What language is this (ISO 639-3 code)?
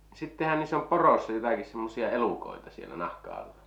fin